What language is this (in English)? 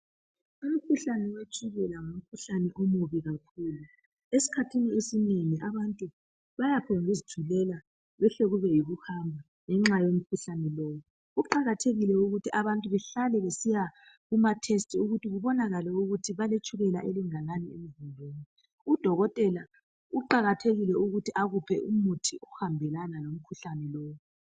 North Ndebele